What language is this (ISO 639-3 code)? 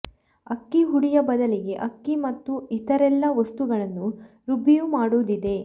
kan